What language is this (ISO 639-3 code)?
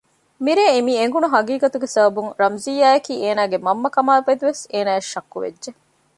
div